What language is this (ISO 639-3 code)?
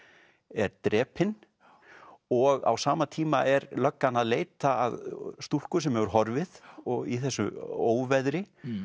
isl